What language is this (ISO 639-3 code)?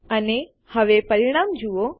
guj